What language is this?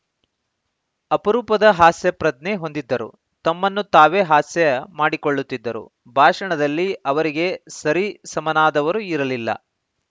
Kannada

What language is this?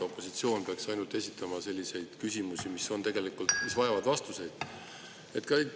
Estonian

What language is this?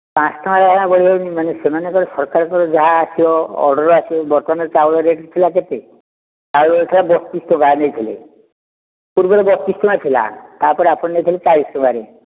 Odia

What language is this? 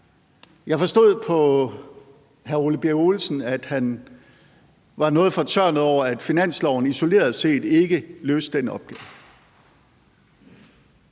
Danish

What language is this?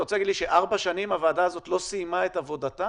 Hebrew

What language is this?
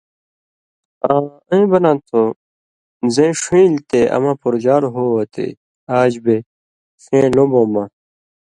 Indus Kohistani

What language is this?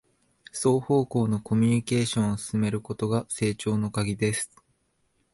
Japanese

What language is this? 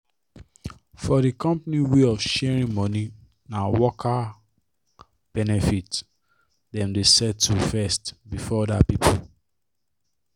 Nigerian Pidgin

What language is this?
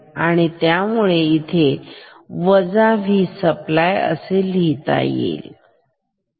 Marathi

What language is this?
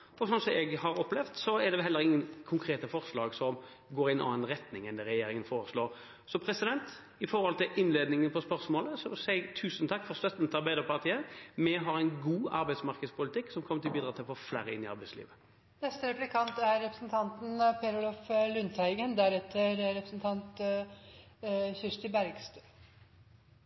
Norwegian Bokmål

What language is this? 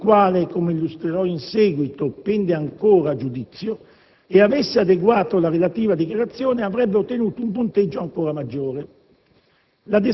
Italian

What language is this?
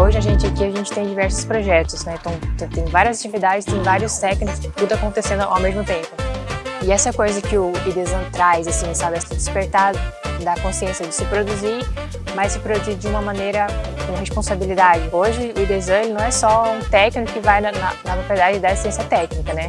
Portuguese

